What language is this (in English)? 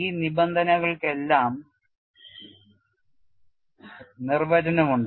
Malayalam